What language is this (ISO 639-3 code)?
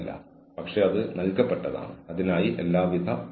mal